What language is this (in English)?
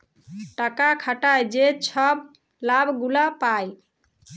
Bangla